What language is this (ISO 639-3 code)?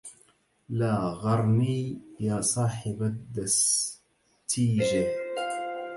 ara